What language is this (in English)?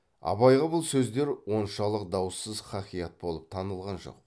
Kazakh